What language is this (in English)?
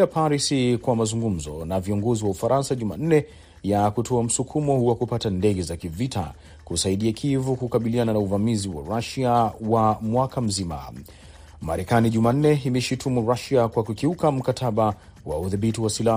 Swahili